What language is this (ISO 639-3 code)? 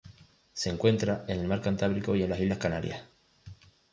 spa